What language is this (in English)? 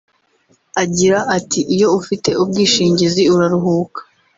Kinyarwanda